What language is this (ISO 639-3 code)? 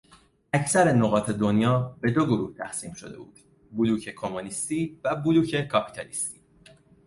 fas